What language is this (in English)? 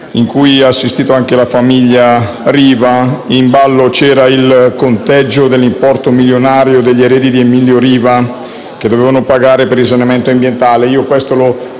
Italian